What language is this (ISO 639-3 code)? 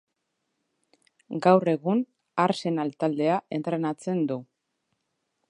eus